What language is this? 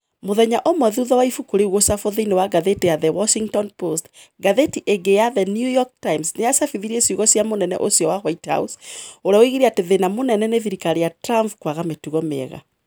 Kikuyu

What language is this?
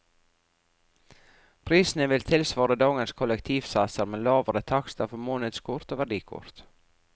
Norwegian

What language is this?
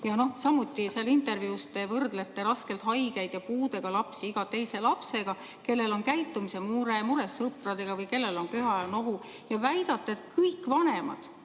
Estonian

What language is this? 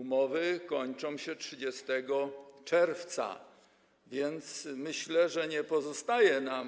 Polish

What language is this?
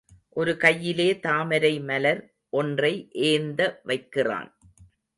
Tamil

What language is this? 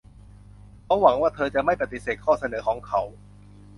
Thai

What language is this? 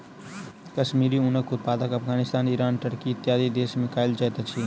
Maithili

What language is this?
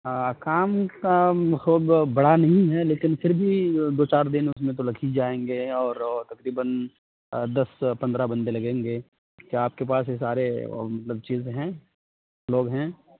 Urdu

